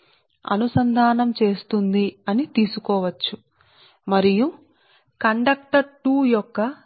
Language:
Telugu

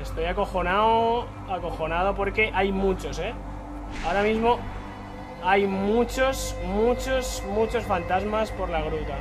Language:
Spanish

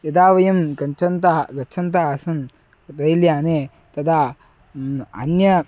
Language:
Sanskrit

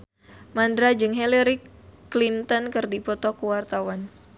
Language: Sundanese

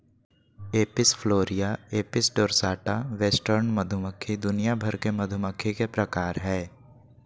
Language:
Magahi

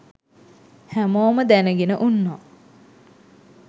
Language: Sinhala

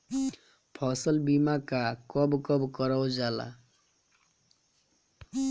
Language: Bhojpuri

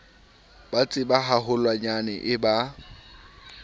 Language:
Southern Sotho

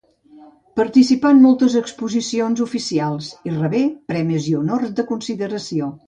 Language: Catalan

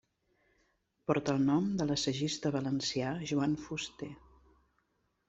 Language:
Catalan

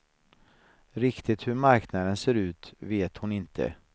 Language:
Swedish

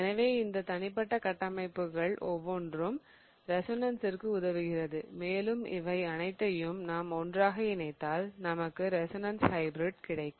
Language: Tamil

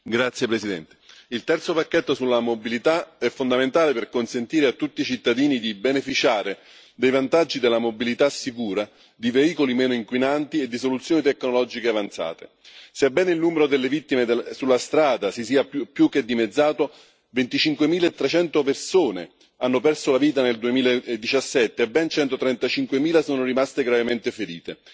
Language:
Italian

